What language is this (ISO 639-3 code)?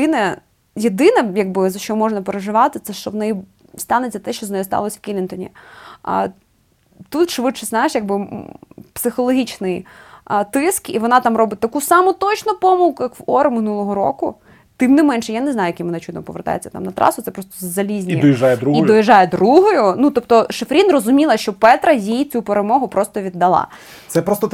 ukr